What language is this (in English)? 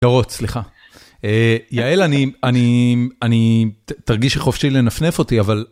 Hebrew